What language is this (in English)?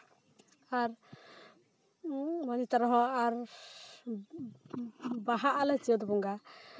Santali